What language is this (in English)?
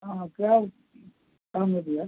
Hindi